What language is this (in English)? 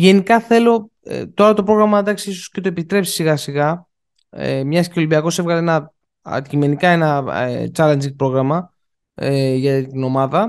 Greek